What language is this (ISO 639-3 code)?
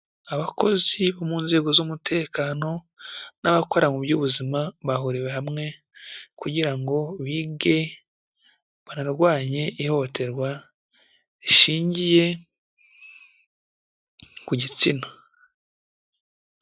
kin